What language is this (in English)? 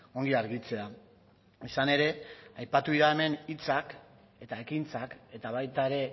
Basque